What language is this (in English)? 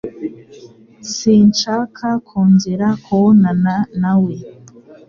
Kinyarwanda